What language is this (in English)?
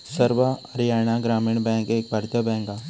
Marathi